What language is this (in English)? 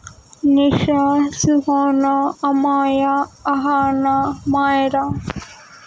Urdu